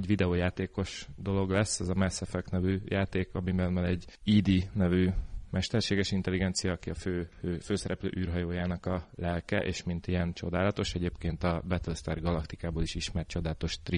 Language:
Hungarian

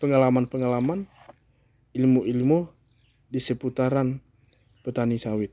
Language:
Indonesian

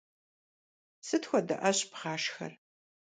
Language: Kabardian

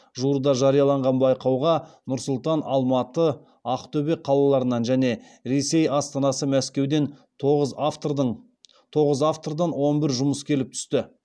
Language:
Kazakh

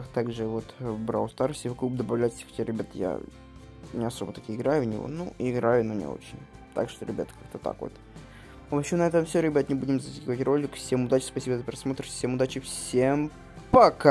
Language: Russian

